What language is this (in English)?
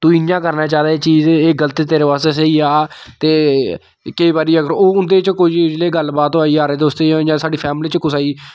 Dogri